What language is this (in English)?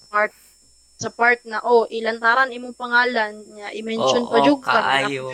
Filipino